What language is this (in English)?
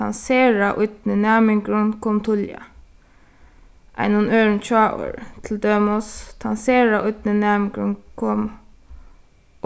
Faroese